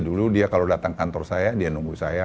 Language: Indonesian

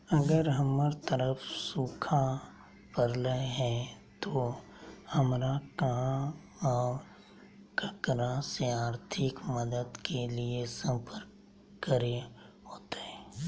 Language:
Magahi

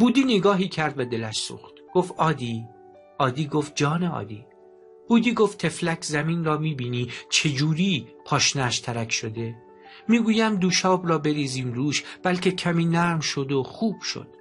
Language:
Persian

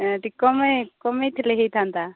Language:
Odia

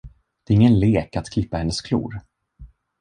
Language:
Swedish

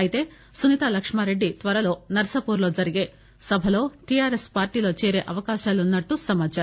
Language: Telugu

